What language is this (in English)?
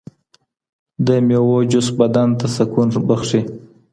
Pashto